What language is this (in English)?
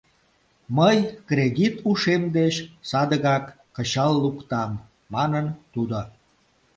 Mari